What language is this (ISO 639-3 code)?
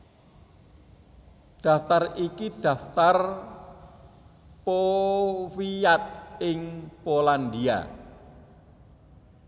jav